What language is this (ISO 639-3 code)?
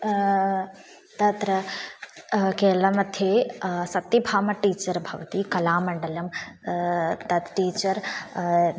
san